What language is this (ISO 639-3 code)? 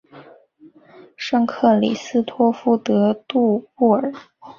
zho